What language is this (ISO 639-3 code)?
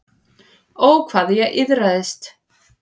isl